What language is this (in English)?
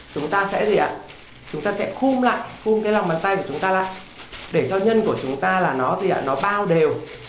Vietnamese